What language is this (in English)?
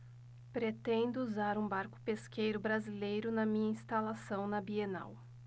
Portuguese